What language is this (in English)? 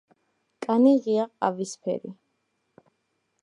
Georgian